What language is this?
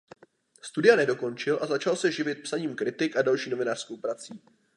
Czech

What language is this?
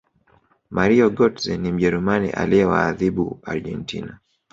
Swahili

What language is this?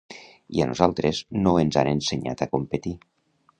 Catalan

